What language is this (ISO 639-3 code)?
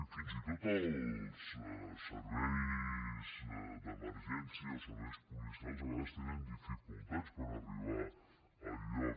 cat